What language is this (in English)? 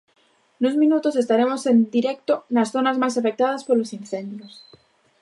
Galician